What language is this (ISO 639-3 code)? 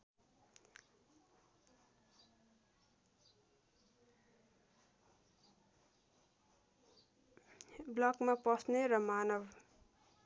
nep